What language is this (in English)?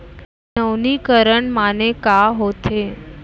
Chhattisgarhi